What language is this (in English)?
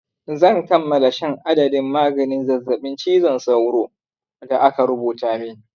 Hausa